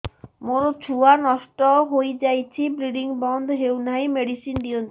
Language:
Odia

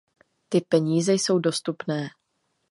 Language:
Czech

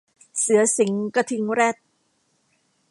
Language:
Thai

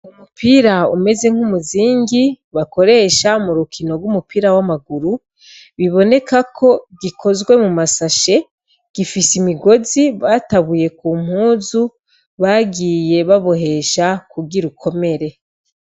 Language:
Rundi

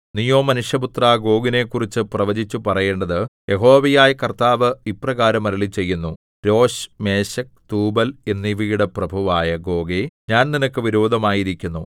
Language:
Malayalam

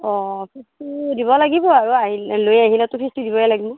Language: Assamese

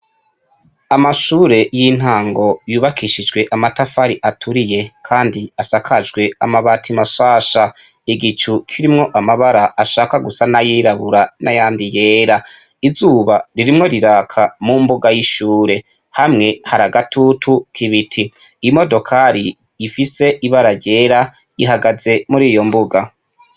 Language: Rundi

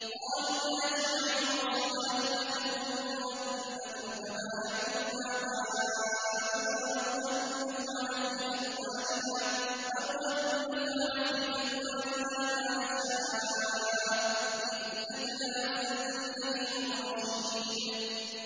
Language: Arabic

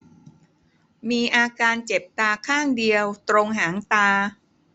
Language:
Thai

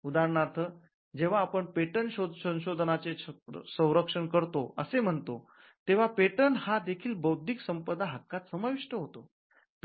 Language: Marathi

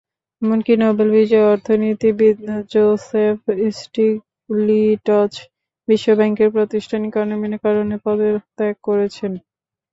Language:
Bangla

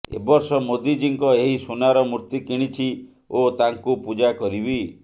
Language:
Odia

